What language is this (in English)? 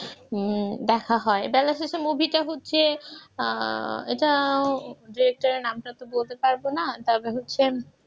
Bangla